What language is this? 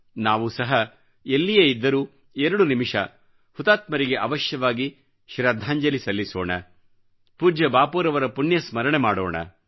Kannada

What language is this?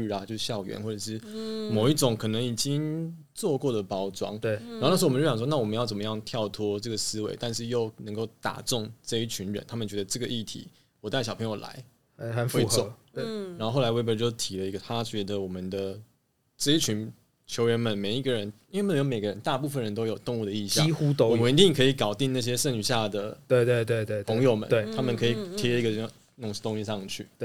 Chinese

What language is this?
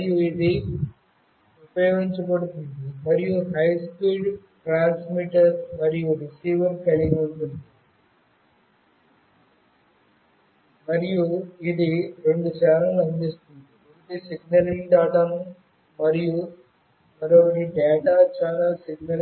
Telugu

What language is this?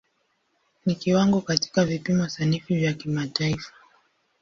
Swahili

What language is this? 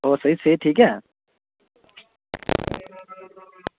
Dogri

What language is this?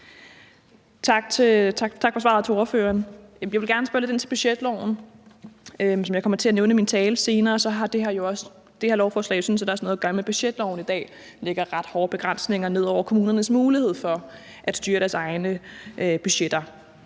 Danish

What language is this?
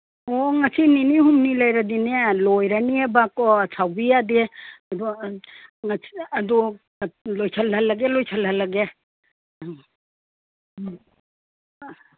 Manipuri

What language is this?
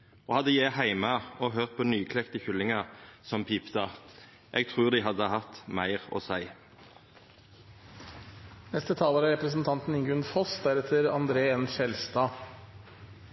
Norwegian Nynorsk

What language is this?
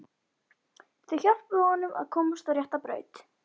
Icelandic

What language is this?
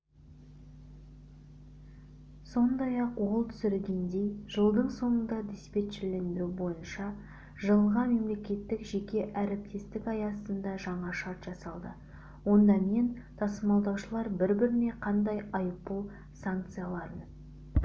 Kazakh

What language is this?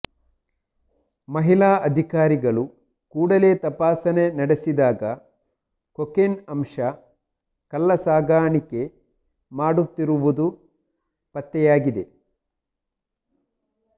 Kannada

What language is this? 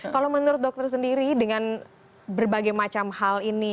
Indonesian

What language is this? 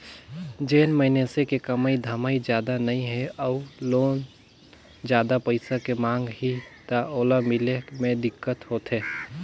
Chhattisgarhi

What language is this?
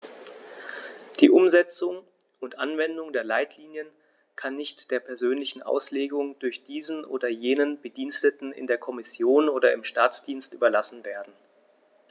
German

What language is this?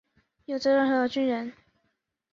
Chinese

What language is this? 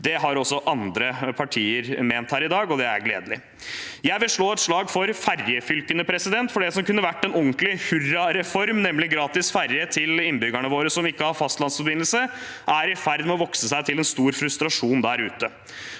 Norwegian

